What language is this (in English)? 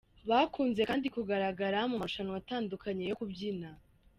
Kinyarwanda